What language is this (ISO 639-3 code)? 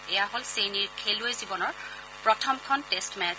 asm